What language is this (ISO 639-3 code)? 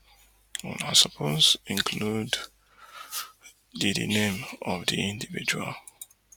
pcm